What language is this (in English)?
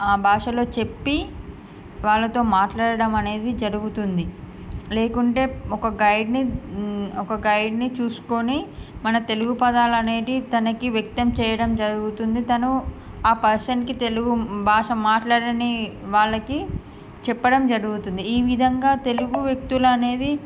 Telugu